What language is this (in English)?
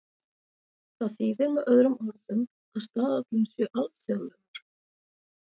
Icelandic